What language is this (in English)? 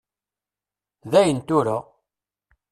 Kabyle